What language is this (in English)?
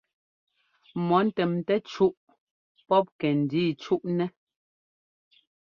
Ngomba